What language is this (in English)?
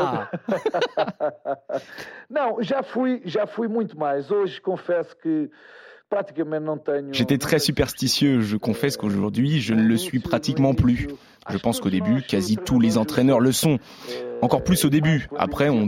French